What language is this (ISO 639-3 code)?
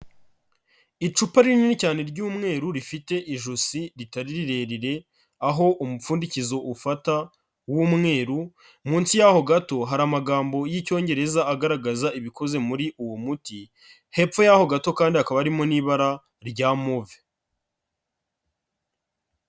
kin